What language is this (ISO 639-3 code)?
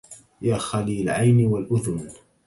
ara